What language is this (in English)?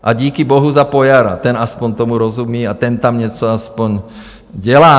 Czech